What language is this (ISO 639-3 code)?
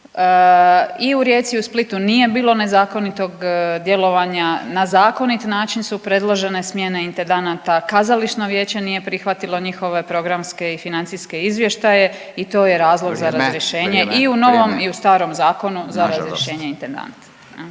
hrv